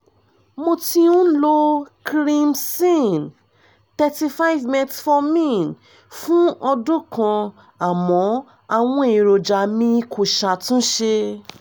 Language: Yoruba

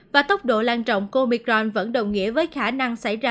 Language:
Vietnamese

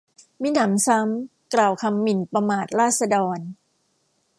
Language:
Thai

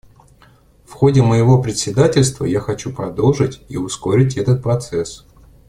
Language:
Russian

